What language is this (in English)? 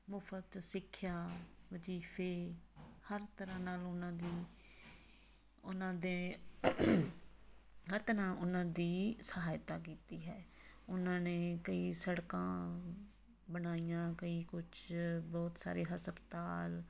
Punjabi